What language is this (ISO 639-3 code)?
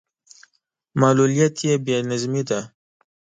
pus